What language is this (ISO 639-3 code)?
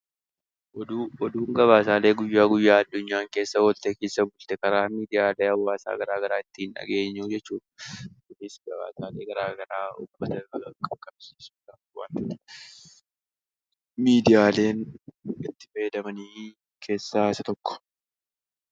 orm